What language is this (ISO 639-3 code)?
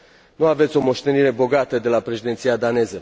ron